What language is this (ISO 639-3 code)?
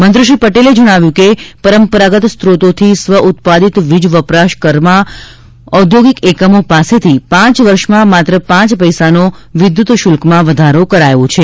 guj